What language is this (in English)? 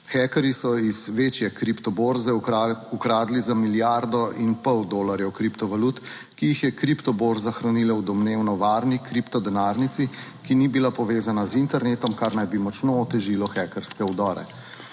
Slovenian